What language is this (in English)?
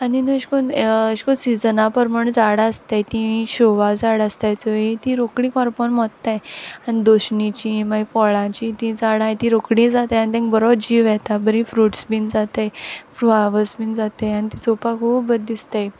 Konkani